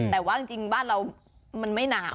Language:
Thai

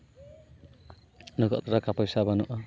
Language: Santali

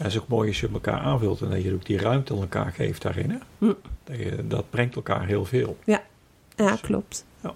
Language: Dutch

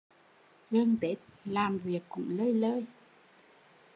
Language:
Vietnamese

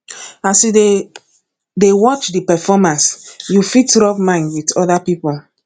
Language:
Nigerian Pidgin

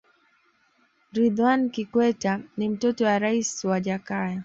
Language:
Swahili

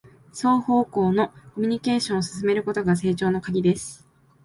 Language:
Japanese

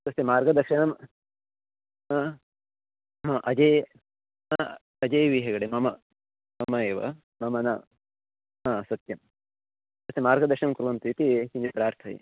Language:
Sanskrit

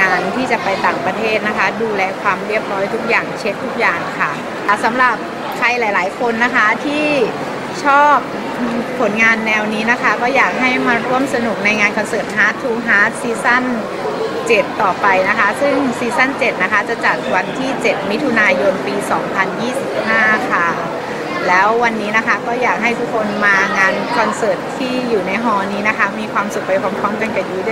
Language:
Thai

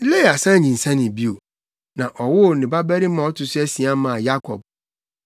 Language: Akan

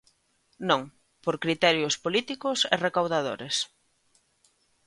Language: Galician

